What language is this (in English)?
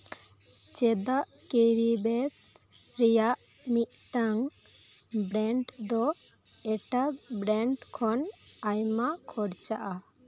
Santali